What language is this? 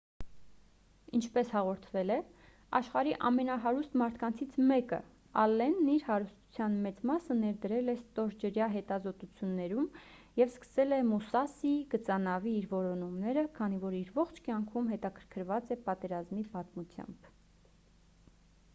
Armenian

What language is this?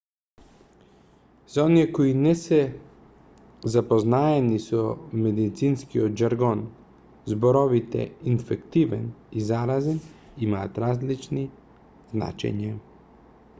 Macedonian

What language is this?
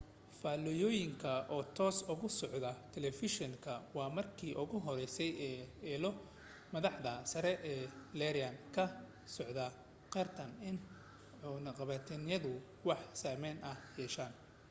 Somali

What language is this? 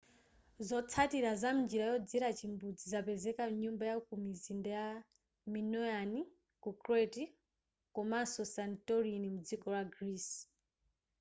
Nyanja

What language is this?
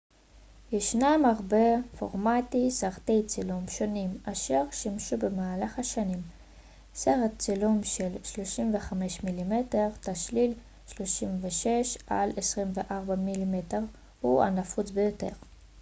Hebrew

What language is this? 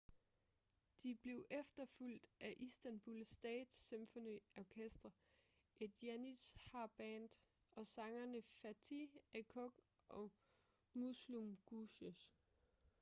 Danish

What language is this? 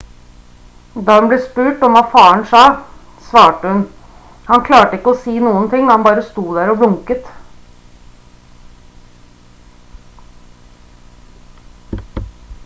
Norwegian Bokmål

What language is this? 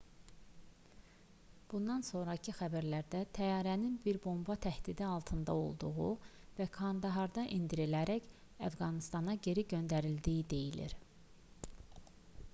Azerbaijani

